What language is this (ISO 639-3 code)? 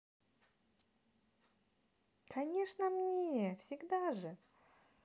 rus